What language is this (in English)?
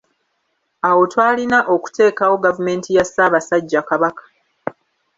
Ganda